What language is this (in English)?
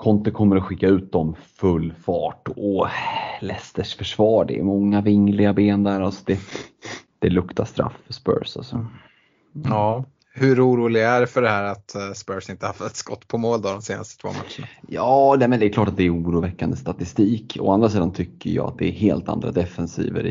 Swedish